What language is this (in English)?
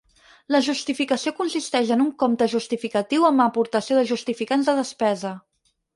Catalan